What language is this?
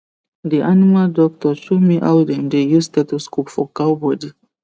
Nigerian Pidgin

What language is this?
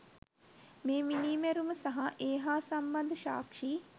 Sinhala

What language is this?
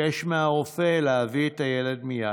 Hebrew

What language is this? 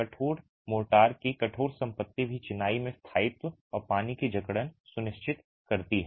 Hindi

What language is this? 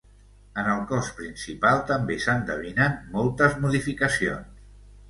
Catalan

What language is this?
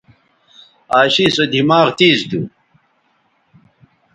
Bateri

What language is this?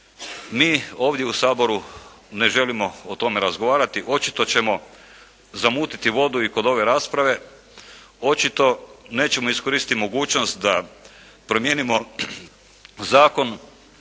Croatian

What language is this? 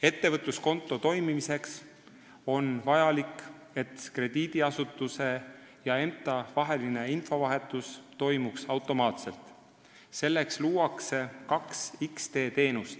Estonian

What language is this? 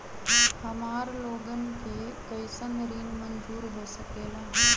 Magahi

